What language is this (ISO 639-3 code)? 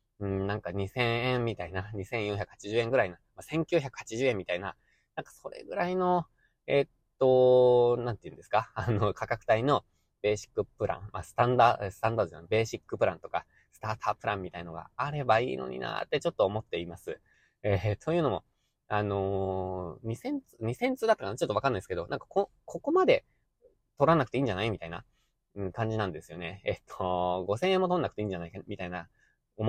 jpn